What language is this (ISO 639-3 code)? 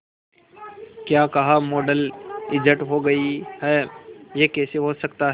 hin